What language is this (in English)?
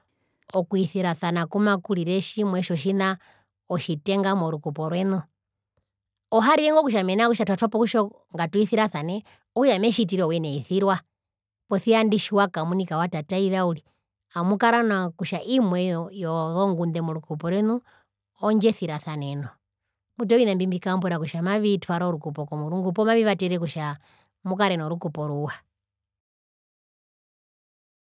Herero